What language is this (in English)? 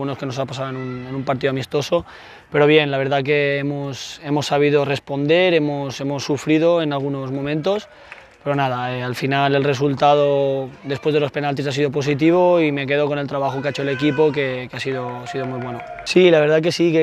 Spanish